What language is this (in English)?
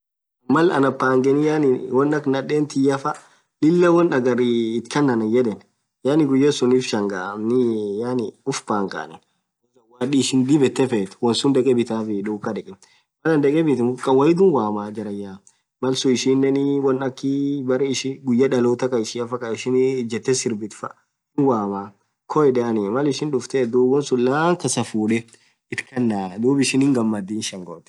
Orma